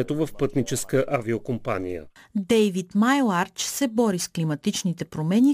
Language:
Bulgarian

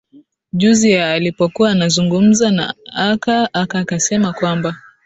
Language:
Swahili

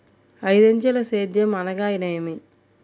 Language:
Telugu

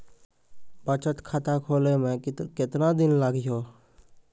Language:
Maithili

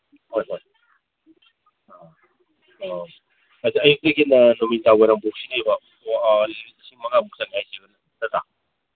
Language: Manipuri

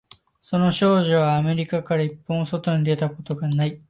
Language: Japanese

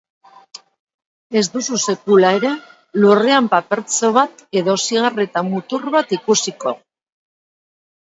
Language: Basque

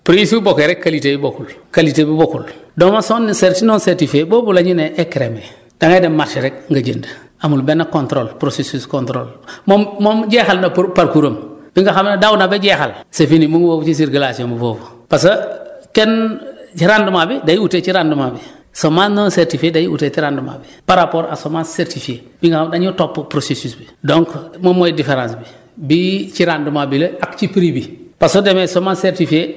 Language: Wolof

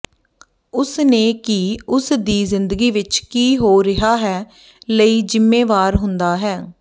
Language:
Punjabi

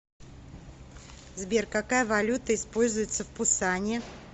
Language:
Russian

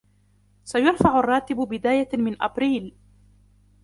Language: Arabic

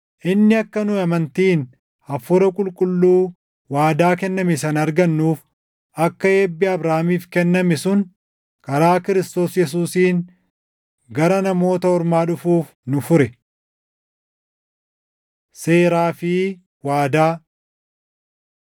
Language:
Oromo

